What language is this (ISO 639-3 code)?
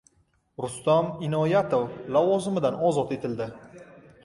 uzb